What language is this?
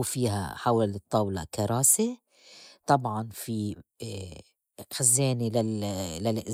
North Levantine Arabic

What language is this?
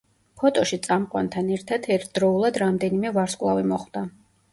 Georgian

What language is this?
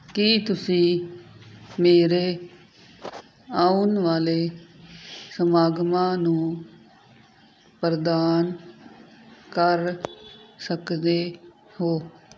Punjabi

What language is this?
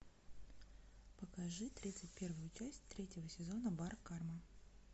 Russian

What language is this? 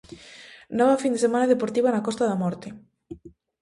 Galician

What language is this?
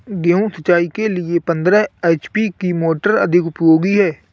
Hindi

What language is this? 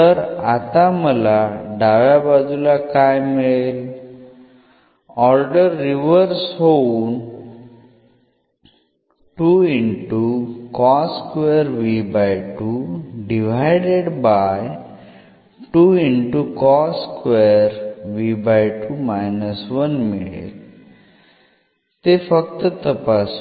Marathi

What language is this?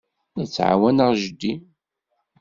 Kabyle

